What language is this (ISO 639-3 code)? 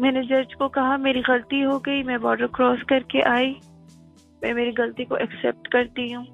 urd